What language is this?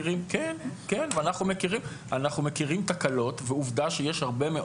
Hebrew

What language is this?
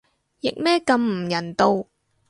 Cantonese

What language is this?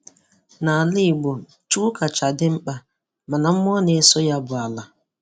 Igbo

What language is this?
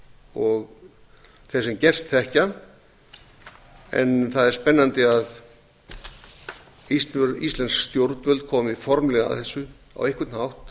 Icelandic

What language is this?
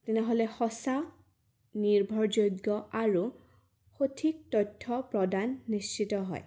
Assamese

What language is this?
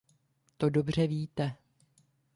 Czech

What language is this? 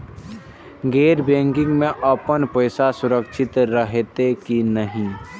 Maithili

